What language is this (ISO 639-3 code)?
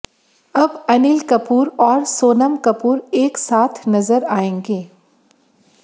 hin